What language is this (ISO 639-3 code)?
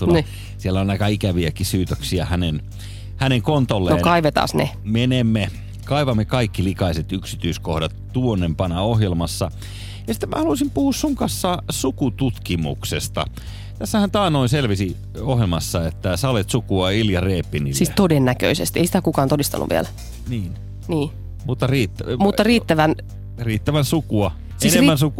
fin